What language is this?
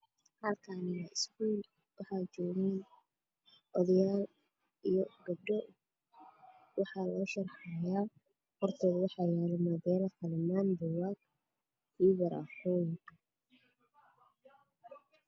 Somali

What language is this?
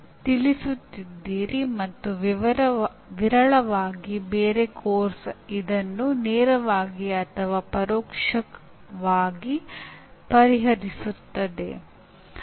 Kannada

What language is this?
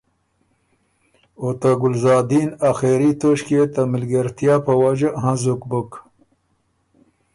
Ormuri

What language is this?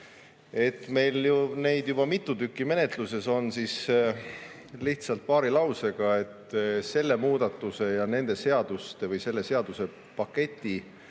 Estonian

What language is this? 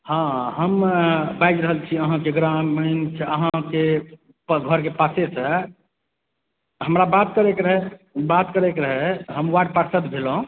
Maithili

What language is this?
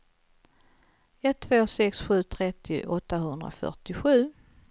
Swedish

